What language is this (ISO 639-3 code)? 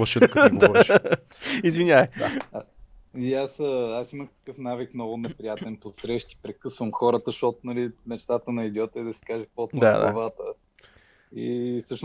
bul